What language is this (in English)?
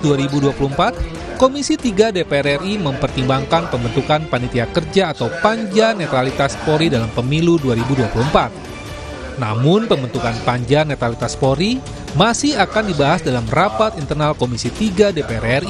Indonesian